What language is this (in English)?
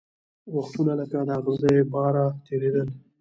Pashto